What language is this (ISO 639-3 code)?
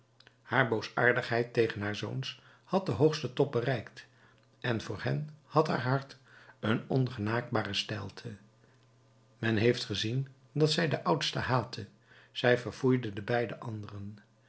nld